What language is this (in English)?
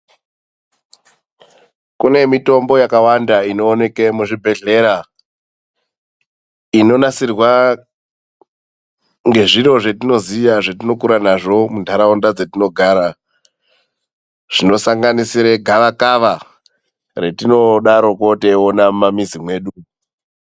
Ndau